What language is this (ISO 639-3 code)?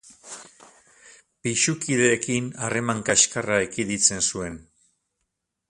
eus